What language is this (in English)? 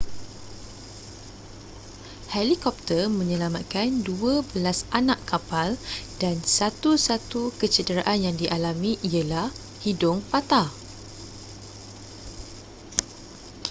Malay